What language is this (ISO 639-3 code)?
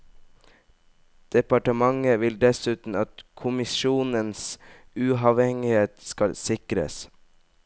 nor